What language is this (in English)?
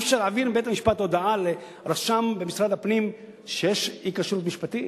Hebrew